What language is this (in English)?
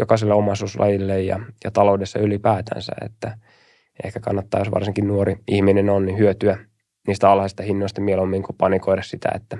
Finnish